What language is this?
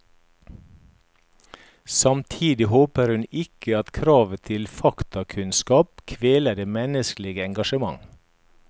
Norwegian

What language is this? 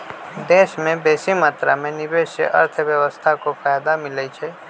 Magahi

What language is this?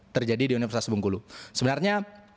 Indonesian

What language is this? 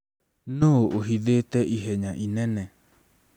Kikuyu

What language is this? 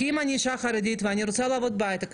Hebrew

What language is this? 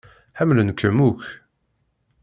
Kabyle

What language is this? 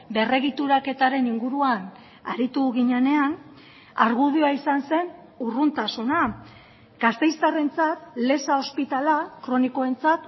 Basque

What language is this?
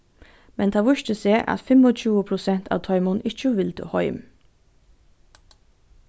Faroese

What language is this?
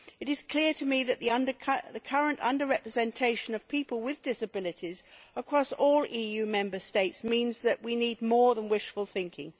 English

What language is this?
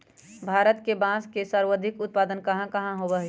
Magahi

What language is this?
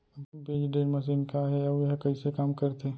Chhattisgarhi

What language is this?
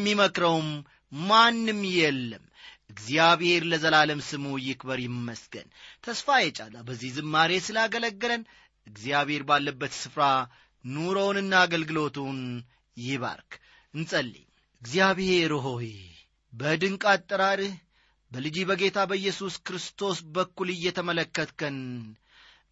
Amharic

